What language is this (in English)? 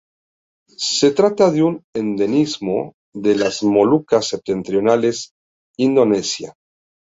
Spanish